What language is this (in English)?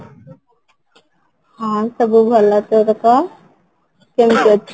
Odia